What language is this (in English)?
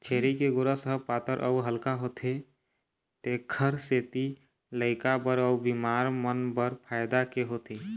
Chhattisgarhi